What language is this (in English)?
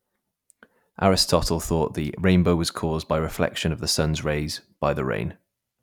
English